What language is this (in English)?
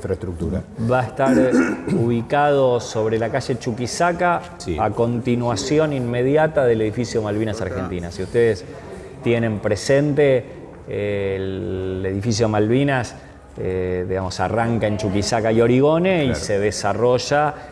Spanish